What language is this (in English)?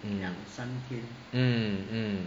English